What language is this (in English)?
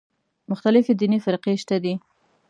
Pashto